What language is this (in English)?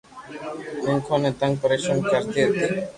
Loarki